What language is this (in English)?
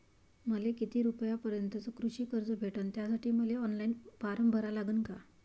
Marathi